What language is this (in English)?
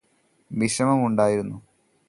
Malayalam